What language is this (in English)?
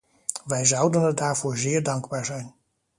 Dutch